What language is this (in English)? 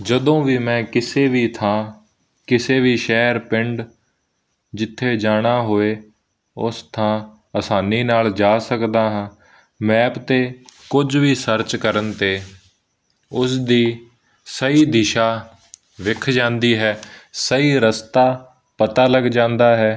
Punjabi